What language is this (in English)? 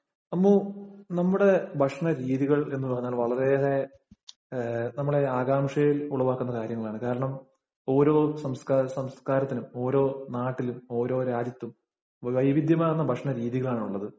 Malayalam